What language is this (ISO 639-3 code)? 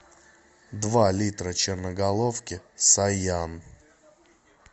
rus